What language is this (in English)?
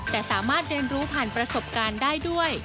Thai